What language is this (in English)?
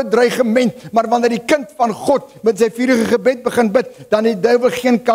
Dutch